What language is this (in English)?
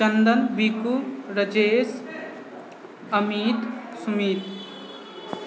Maithili